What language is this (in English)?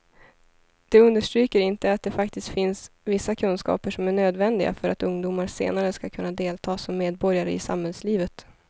Swedish